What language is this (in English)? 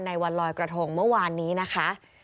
Thai